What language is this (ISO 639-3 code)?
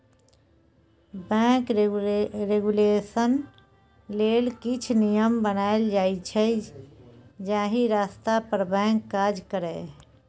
mai